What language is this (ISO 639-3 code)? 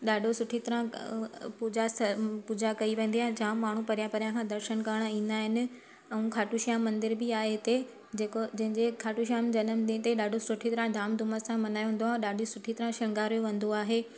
snd